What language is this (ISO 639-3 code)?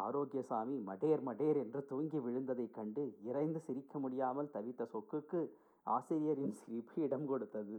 tam